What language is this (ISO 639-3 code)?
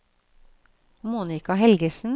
nor